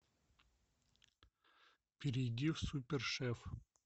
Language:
Russian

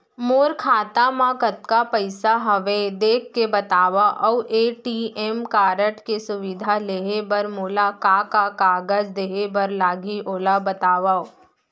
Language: Chhattisgarhi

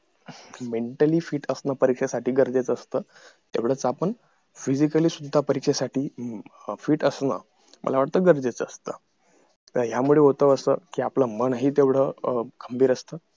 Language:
Marathi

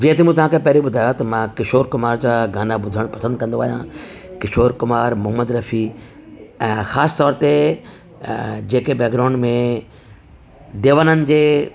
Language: Sindhi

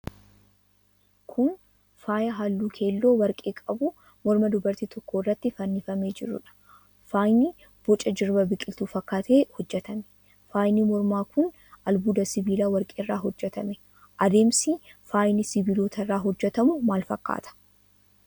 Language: Oromo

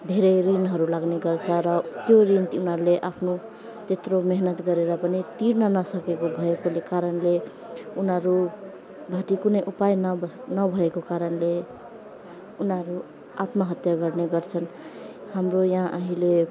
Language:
Nepali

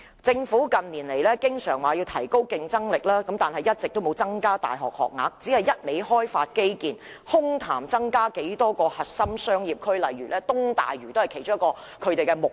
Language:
Cantonese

